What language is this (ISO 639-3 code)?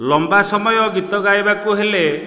ori